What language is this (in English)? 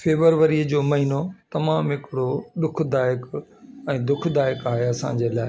Sindhi